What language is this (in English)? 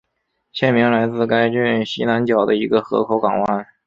Chinese